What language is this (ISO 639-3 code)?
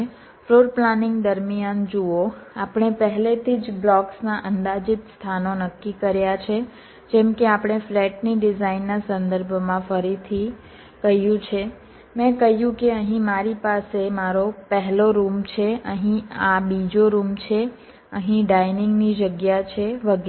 guj